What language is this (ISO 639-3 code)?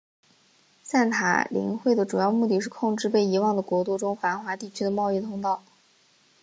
zho